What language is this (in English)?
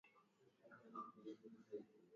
Swahili